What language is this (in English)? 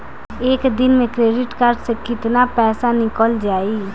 Bhojpuri